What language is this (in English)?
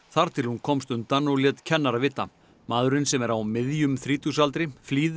Icelandic